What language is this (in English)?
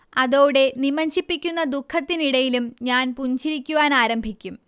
Malayalam